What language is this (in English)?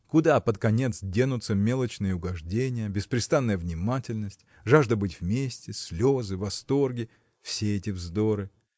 Russian